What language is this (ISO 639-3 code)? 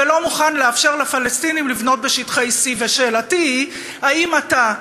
heb